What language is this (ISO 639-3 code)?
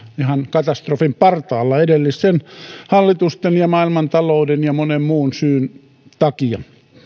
fin